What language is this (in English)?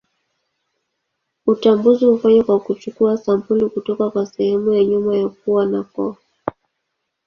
Swahili